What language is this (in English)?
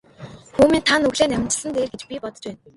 Mongolian